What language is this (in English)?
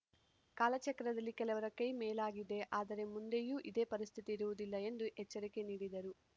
Kannada